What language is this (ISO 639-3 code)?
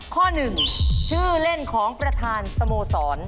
tha